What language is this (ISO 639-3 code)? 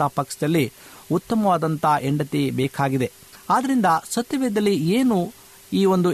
kan